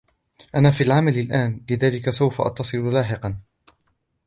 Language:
Arabic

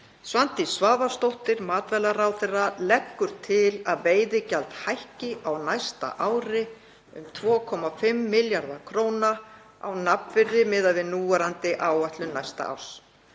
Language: Icelandic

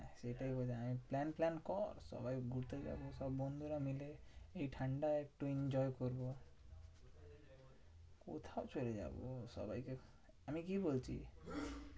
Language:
Bangla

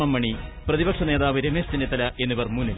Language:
Malayalam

